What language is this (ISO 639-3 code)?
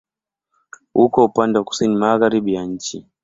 swa